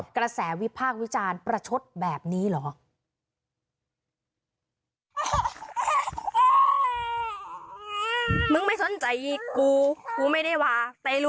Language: Thai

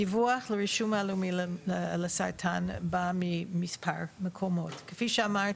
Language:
Hebrew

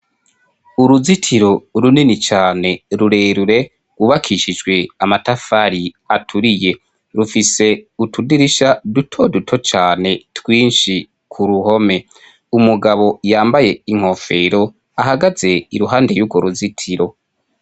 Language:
Rundi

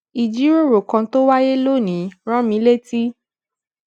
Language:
Yoruba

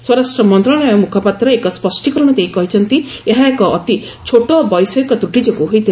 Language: Odia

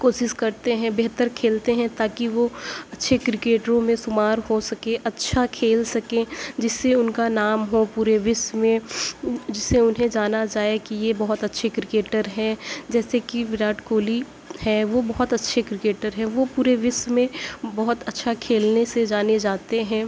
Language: Urdu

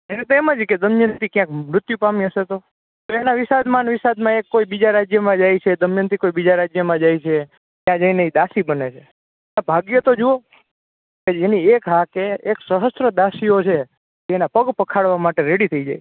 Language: Gujarati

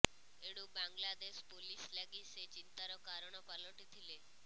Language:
Odia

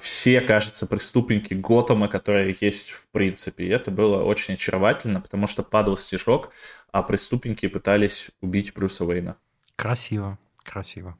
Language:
Russian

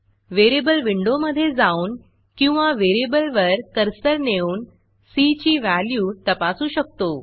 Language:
Marathi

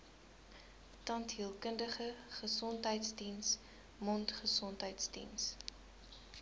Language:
Afrikaans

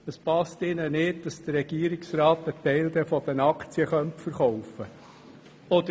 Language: Swiss German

